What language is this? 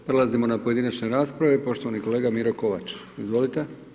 Croatian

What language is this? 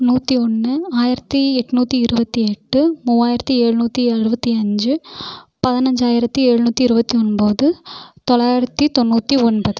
Tamil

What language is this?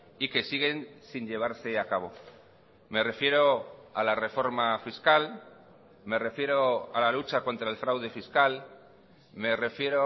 Spanish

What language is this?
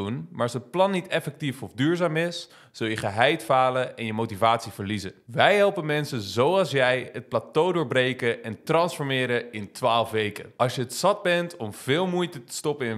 Dutch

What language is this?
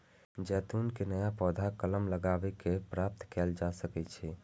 Maithili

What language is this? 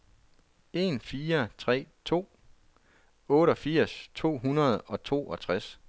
Danish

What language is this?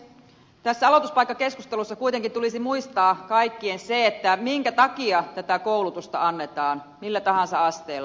Finnish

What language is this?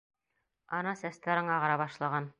Bashkir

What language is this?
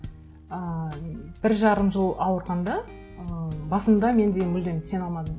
Kazakh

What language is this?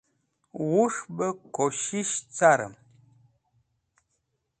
Wakhi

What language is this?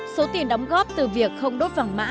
Vietnamese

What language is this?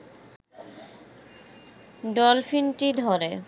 Bangla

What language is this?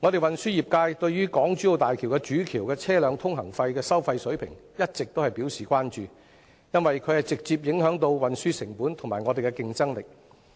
Cantonese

